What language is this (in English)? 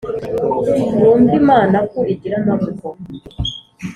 Kinyarwanda